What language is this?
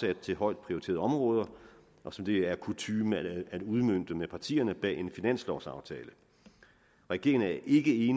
Danish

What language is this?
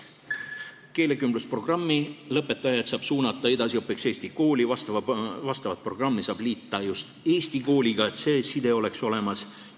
Estonian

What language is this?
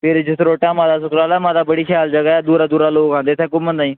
Dogri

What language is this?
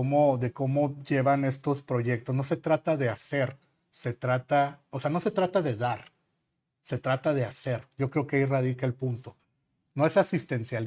Spanish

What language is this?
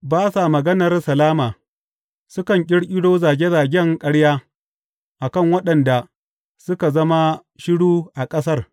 Hausa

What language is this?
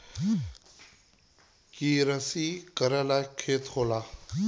Bhojpuri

